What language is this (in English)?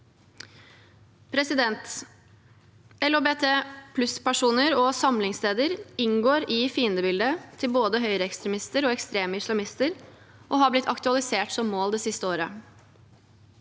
Norwegian